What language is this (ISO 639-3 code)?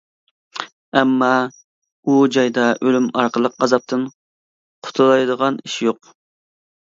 uig